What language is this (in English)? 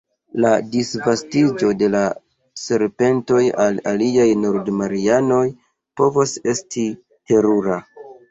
Esperanto